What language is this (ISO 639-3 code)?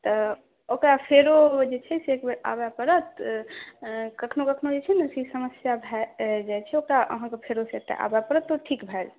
mai